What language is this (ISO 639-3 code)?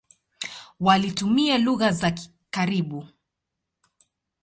swa